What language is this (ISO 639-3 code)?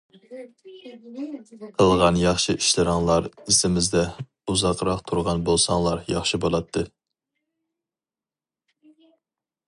uig